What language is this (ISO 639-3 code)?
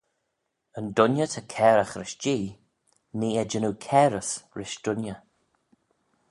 glv